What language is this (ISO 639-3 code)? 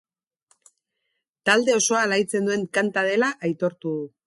eus